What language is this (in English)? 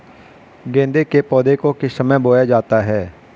Hindi